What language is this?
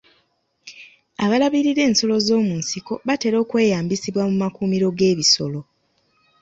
Ganda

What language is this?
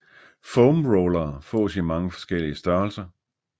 Danish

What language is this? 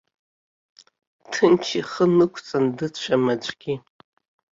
Abkhazian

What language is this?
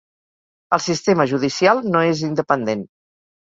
Catalan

